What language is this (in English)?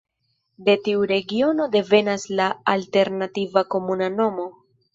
Esperanto